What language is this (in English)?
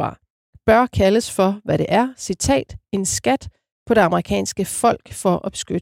Danish